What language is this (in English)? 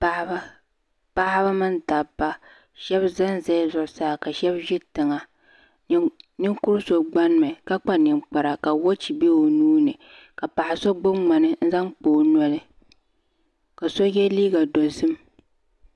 Dagbani